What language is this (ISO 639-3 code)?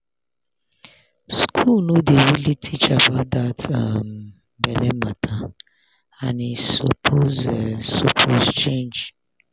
pcm